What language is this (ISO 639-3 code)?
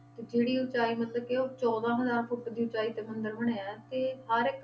pan